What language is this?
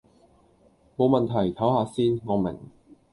Cantonese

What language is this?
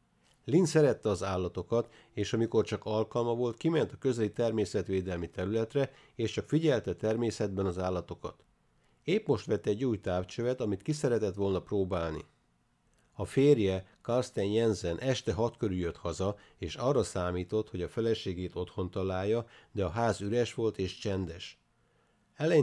Hungarian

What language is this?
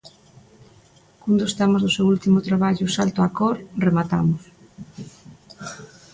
Galician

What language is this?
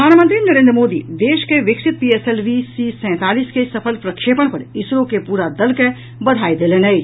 Maithili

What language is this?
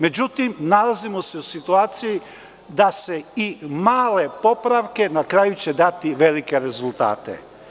Serbian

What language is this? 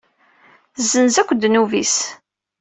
Kabyle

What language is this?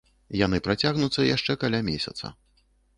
Belarusian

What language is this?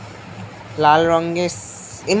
Bangla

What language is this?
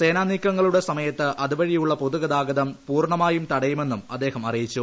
Malayalam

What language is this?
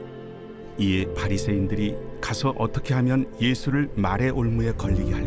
Korean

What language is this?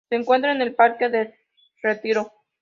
Spanish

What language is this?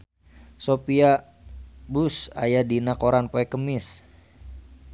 Sundanese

